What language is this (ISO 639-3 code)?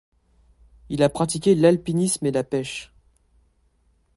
fra